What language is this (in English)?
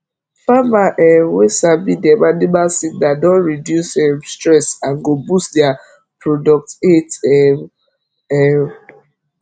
Nigerian Pidgin